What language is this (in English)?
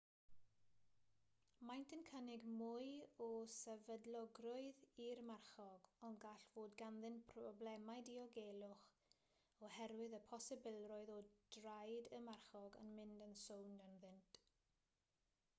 Welsh